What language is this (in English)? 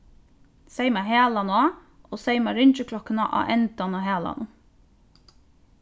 Faroese